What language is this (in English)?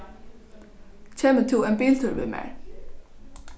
Faroese